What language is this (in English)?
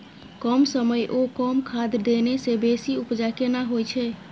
Maithili